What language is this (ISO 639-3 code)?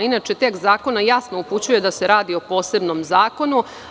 srp